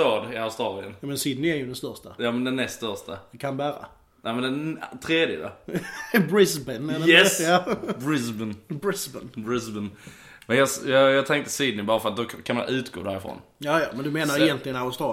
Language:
Swedish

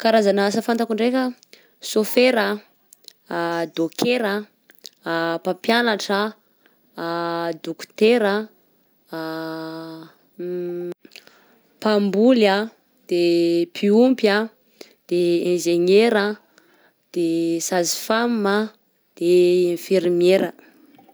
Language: Southern Betsimisaraka Malagasy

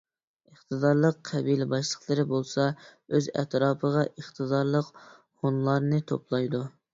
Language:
Uyghur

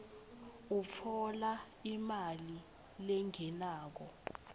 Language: Swati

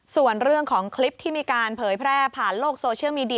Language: Thai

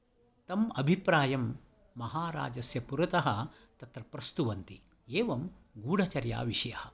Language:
Sanskrit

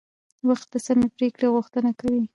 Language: Pashto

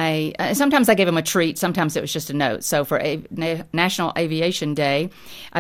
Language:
English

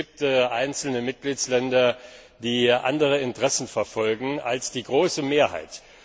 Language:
German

